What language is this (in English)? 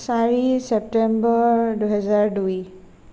Assamese